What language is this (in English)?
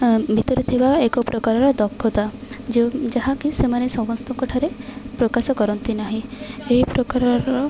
Odia